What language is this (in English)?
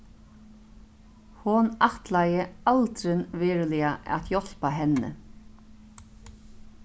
Faroese